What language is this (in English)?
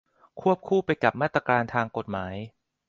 Thai